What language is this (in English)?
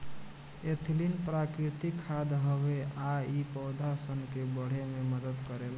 Bhojpuri